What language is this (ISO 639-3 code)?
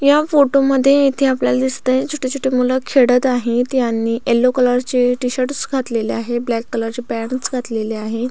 mar